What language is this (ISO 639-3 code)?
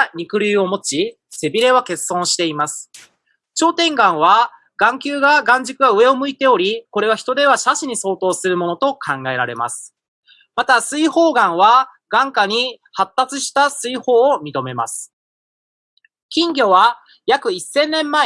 jpn